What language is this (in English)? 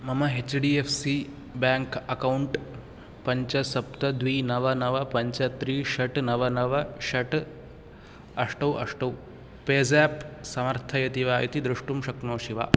Sanskrit